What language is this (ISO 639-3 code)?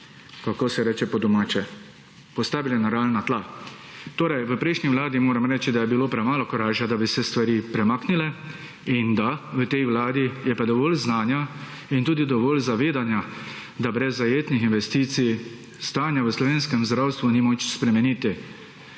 slv